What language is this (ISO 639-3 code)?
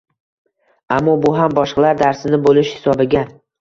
uzb